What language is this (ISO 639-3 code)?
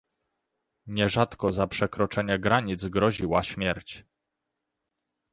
pol